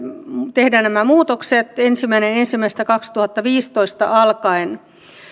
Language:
Finnish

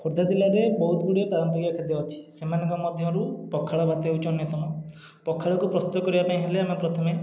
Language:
Odia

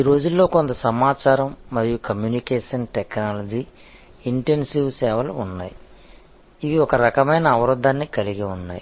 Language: Telugu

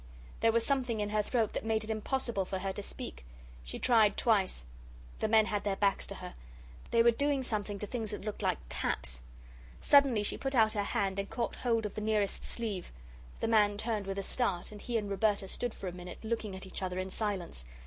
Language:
English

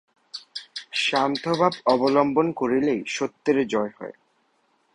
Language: Bangla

